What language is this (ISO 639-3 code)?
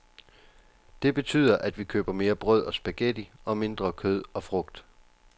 dan